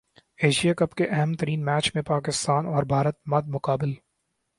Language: Urdu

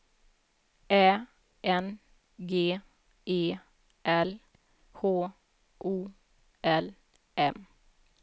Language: Swedish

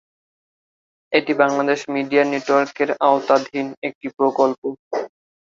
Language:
Bangla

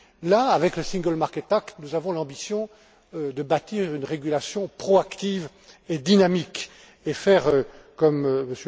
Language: French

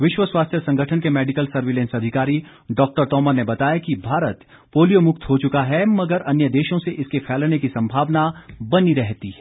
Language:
Hindi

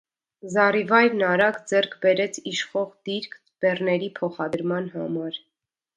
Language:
Armenian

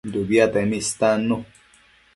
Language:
Matsés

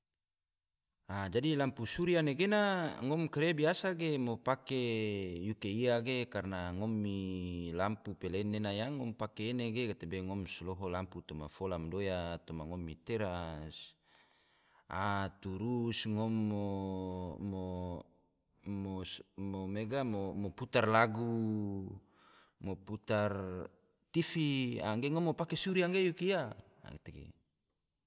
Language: Tidore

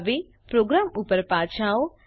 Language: Gujarati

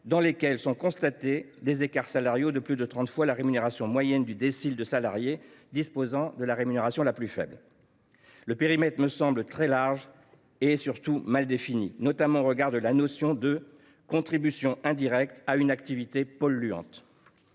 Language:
French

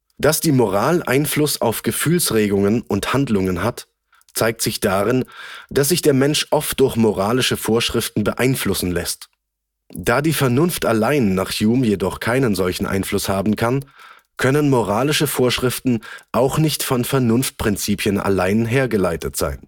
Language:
German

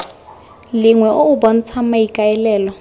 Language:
Tswana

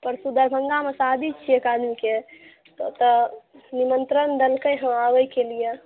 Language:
Maithili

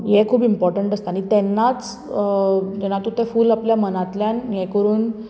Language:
Konkani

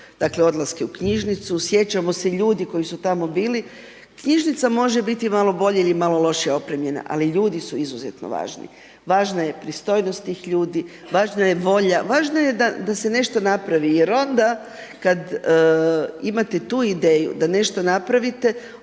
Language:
Croatian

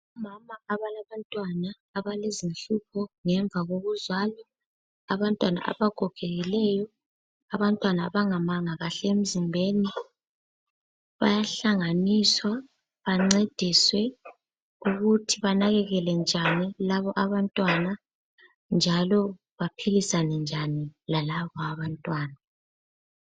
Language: North Ndebele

